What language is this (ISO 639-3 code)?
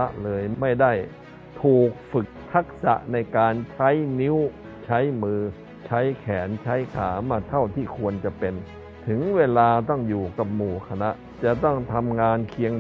tha